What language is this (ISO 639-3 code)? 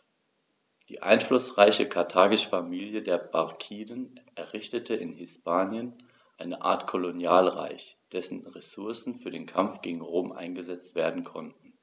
deu